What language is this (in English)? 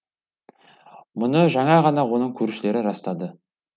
Kazakh